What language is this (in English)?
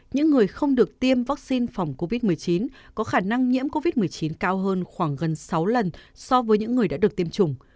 Vietnamese